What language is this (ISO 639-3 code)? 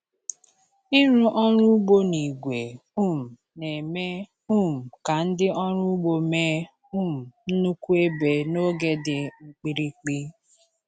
ibo